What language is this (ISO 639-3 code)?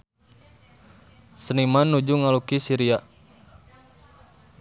sun